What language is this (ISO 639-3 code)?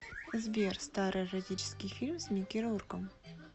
rus